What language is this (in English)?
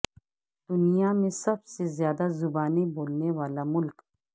Urdu